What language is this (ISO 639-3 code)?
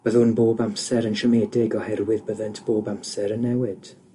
cym